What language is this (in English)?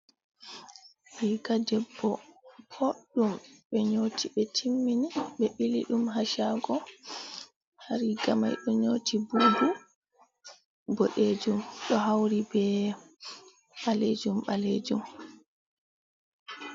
Fula